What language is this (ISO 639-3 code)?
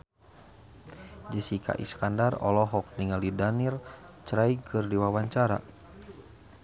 sun